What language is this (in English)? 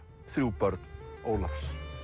Icelandic